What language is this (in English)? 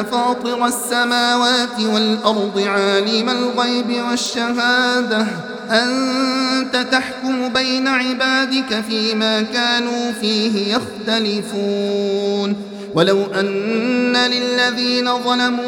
Arabic